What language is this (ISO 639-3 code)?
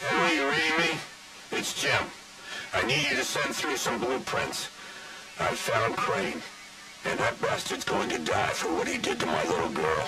pol